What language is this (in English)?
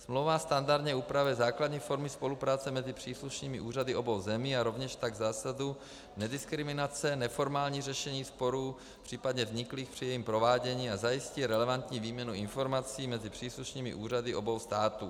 Czech